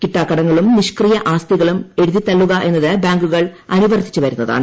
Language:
Malayalam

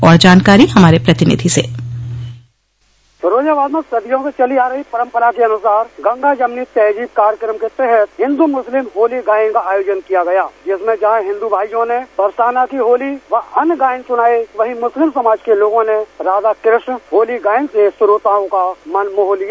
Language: Hindi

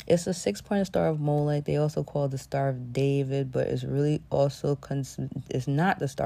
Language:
English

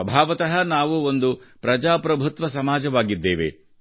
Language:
Kannada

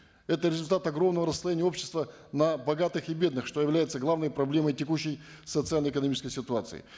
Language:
Kazakh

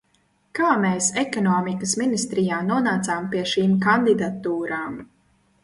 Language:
Latvian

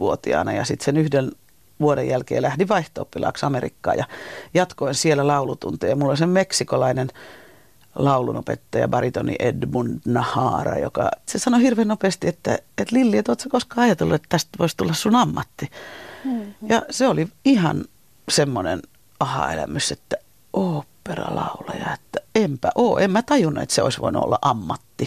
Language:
Finnish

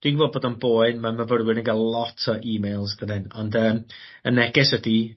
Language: Welsh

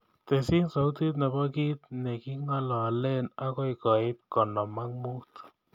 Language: Kalenjin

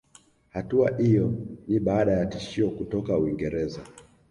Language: Swahili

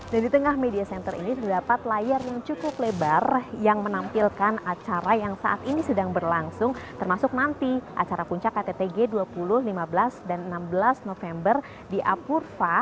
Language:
Indonesian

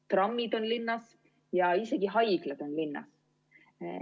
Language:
Estonian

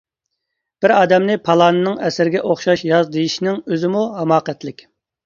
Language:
Uyghur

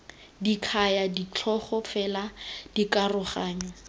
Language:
Tswana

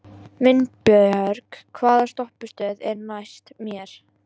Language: Icelandic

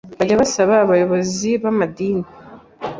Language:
Kinyarwanda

